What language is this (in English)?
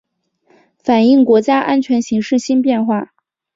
Chinese